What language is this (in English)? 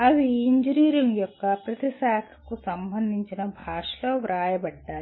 Telugu